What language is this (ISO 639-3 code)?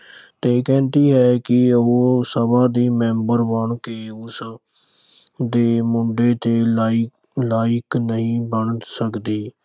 pan